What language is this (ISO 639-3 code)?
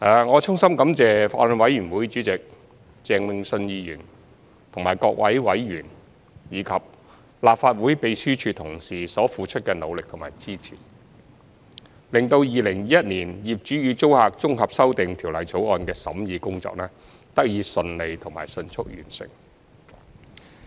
yue